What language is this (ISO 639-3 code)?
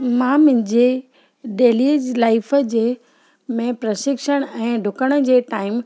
snd